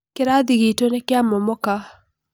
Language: Kikuyu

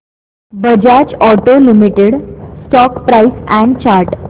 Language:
Marathi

